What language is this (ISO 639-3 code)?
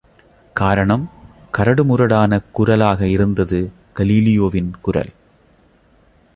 tam